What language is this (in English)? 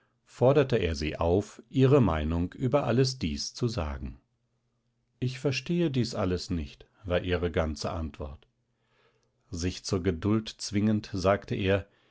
German